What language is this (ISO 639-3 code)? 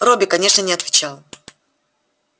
rus